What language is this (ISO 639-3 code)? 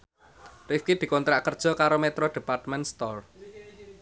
jav